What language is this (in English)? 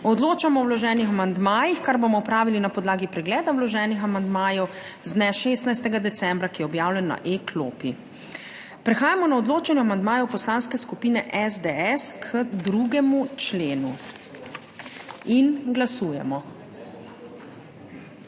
Slovenian